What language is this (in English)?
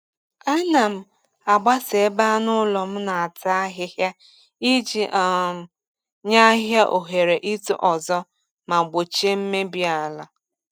Igbo